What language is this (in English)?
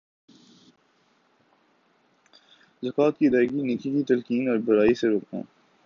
Urdu